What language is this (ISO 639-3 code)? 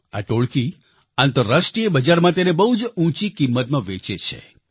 guj